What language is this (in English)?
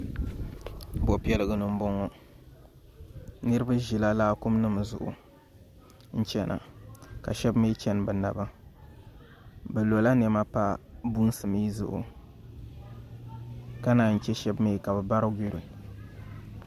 Dagbani